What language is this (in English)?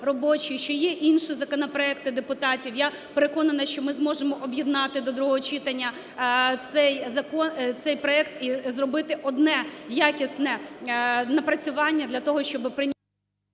Ukrainian